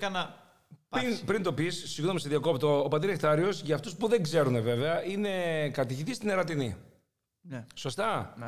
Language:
Greek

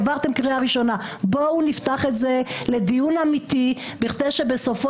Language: Hebrew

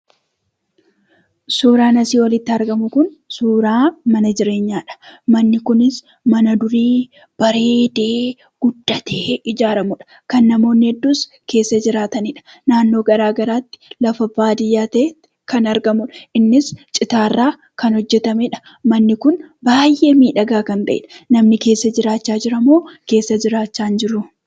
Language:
Oromo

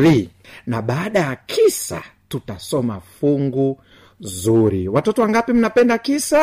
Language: Swahili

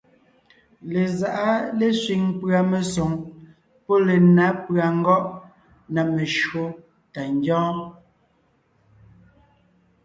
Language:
Ngiemboon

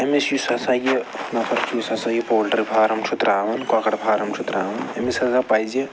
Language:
Kashmiri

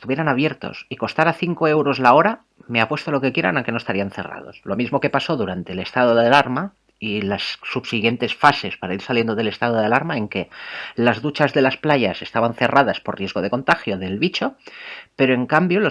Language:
Spanish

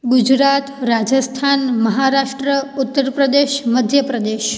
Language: Sindhi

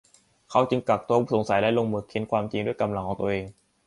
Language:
Thai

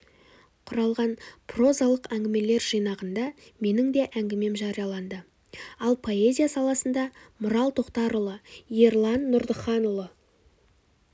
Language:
Kazakh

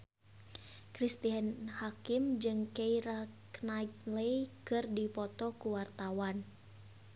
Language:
Sundanese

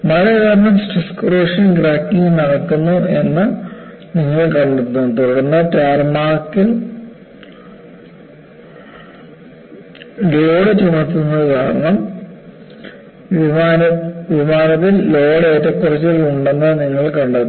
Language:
Malayalam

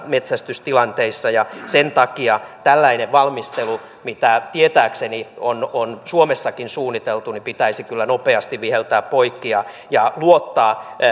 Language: Finnish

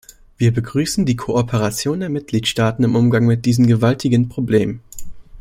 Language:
German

